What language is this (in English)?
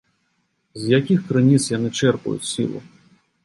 Belarusian